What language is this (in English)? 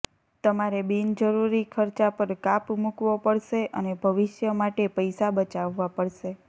Gujarati